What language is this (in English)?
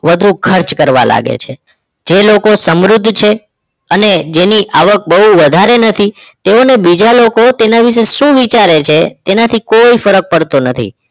Gujarati